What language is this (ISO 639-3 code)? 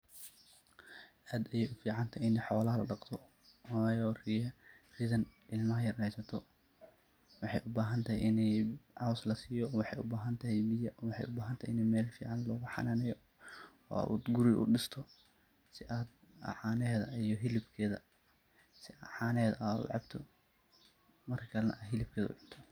som